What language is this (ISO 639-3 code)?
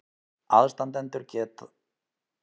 isl